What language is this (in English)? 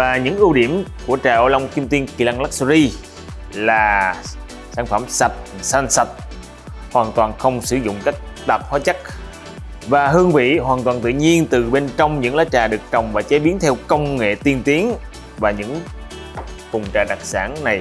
Vietnamese